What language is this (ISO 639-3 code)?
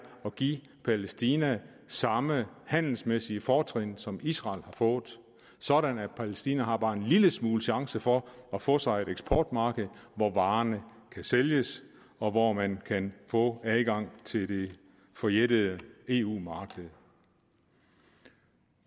dan